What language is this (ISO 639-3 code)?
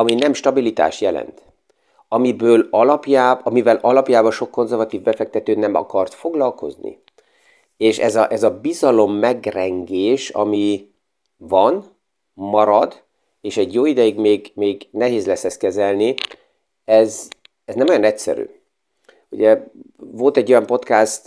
hun